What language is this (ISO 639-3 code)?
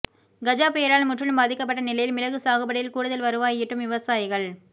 tam